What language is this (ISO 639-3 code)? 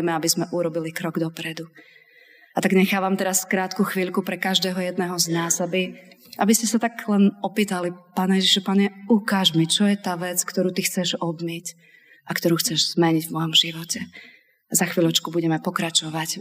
slk